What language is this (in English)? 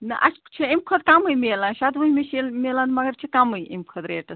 Kashmiri